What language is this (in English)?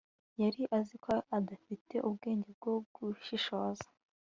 Kinyarwanda